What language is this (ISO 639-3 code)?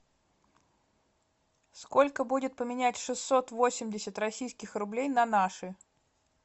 rus